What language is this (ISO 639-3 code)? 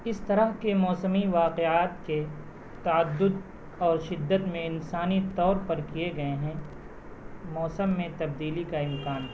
urd